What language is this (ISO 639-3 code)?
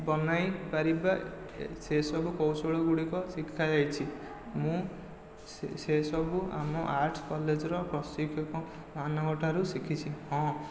ori